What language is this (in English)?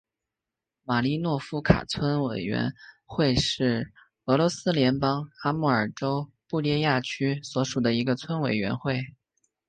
Chinese